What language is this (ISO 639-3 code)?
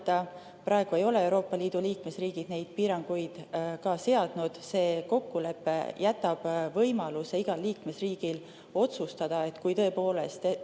est